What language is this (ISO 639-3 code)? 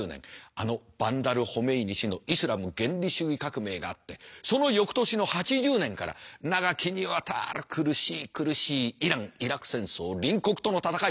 jpn